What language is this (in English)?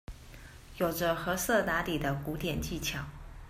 Chinese